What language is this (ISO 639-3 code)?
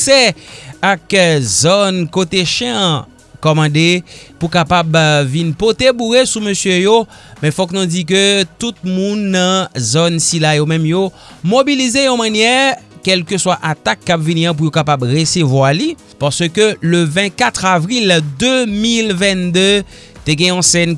fra